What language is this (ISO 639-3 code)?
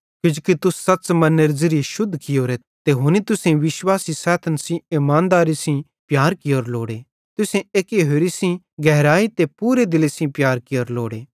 bhd